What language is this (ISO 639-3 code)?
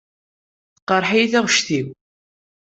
kab